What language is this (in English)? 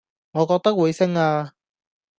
Cantonese